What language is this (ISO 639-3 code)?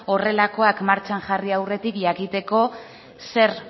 eus